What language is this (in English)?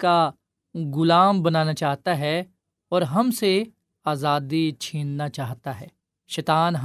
Urdu